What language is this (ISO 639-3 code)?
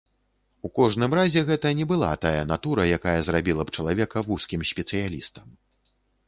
bel